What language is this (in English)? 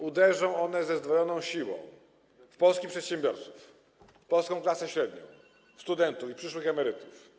Polish